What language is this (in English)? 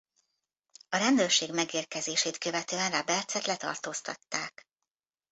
Hungarian